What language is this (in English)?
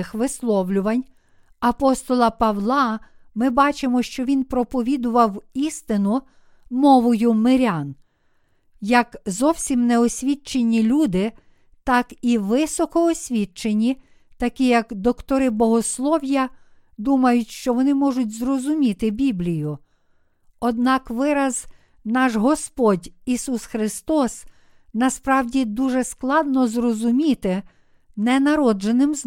Ukrainian